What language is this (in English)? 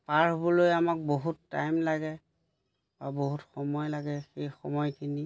Assamese